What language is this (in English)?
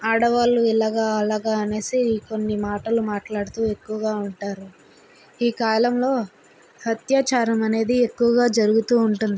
Telugu